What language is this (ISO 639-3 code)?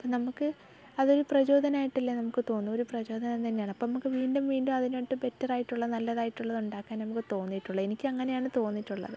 mal